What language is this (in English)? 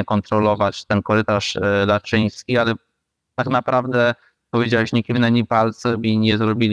Polish